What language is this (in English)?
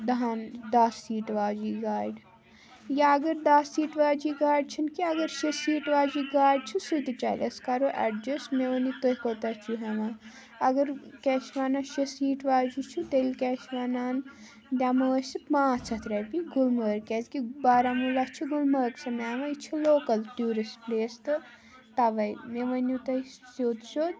Kashmiri